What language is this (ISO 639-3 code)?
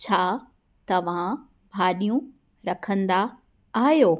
snd